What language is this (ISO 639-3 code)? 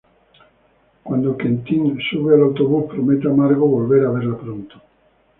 spa